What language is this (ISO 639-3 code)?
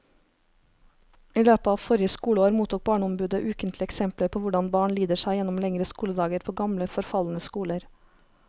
nor